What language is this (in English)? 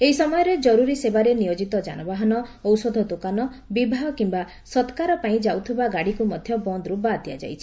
Odia